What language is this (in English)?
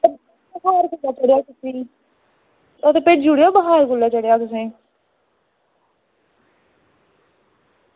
Dogri